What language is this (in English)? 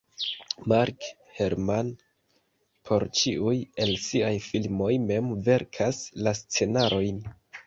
Esperanto